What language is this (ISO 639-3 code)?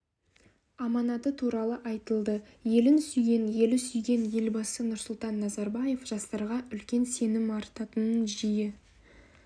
kaz